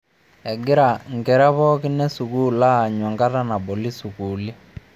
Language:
Masai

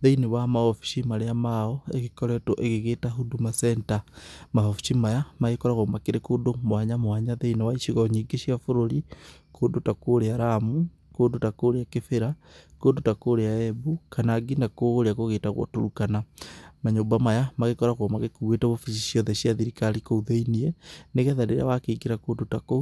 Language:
Kikuyu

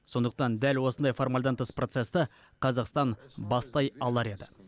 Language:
Kazakh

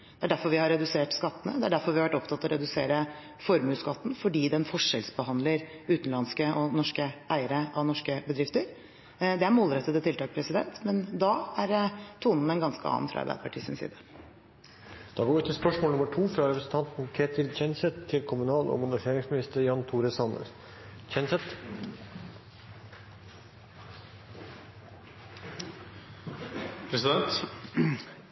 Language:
Norwegian Bokmål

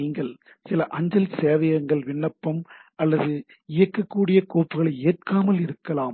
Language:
Tamil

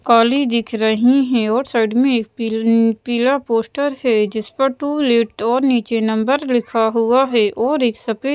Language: Hindi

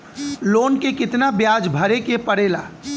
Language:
Bhojpuri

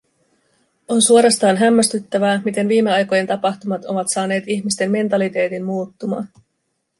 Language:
Finnish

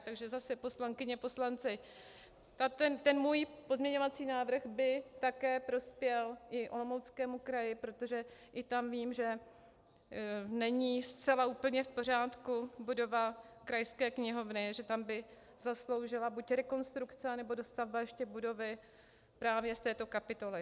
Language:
Czech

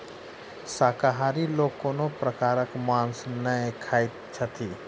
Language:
Maithili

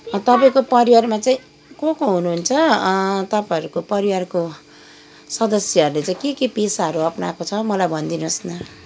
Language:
Nepali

